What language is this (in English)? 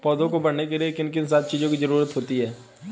Hindi